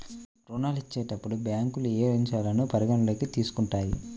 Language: Telugu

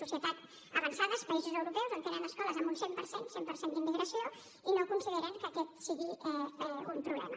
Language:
Catalan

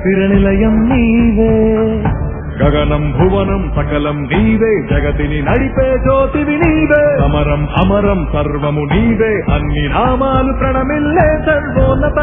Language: Telugu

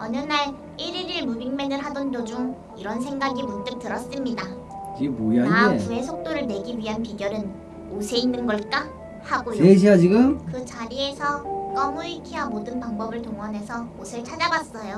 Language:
Korean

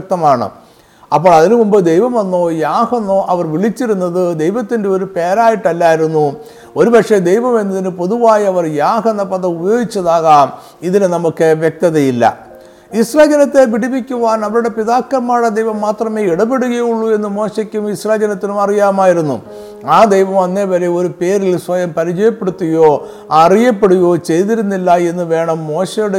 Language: Malayalam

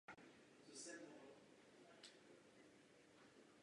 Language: Czech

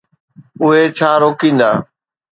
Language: Sindhi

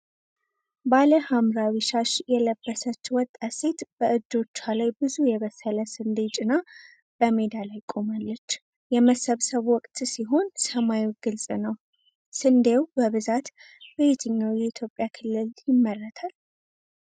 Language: Amharic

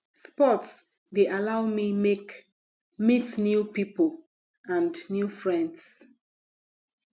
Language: Nigerian Pidgin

